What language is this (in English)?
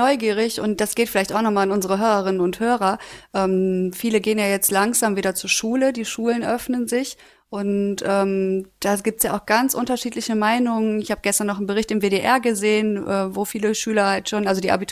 German